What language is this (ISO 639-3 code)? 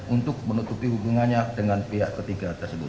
ind